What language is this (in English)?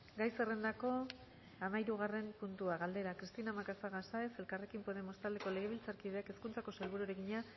Basque